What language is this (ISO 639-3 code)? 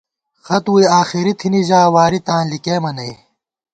gwt